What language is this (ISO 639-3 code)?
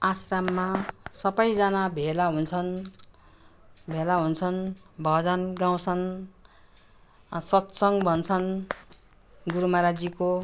nep